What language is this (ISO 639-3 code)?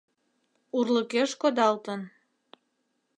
chm